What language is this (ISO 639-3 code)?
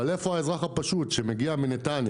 heb